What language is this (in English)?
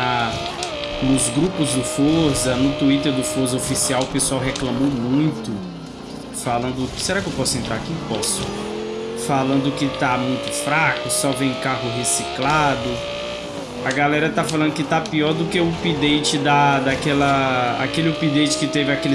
Portuguese